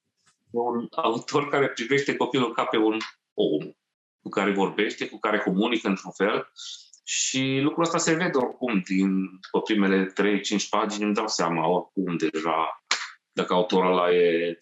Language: Romanian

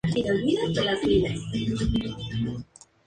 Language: Spanish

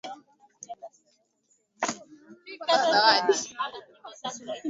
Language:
Swahili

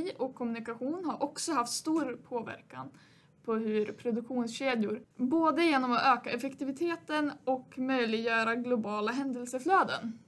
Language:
Swedish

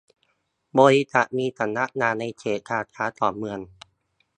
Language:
Thai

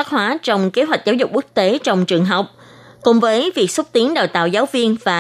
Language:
Vietnamese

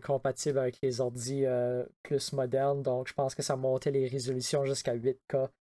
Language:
French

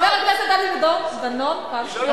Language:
Hebrew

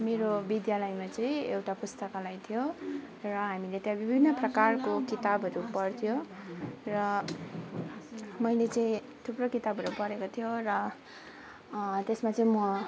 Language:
Nepali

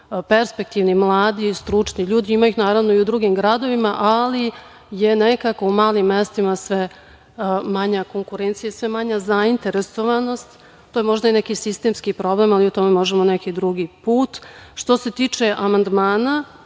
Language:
Serbian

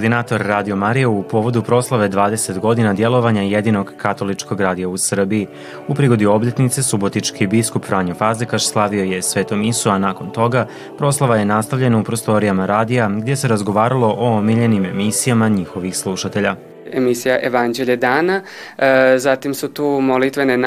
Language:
Croatian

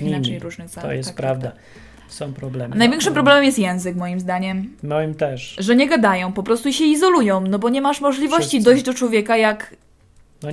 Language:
Polish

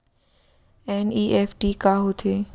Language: Chhattisgarhi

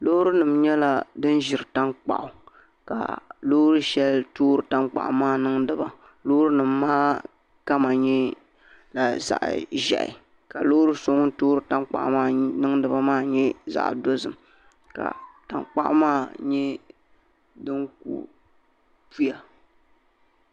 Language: Dagbani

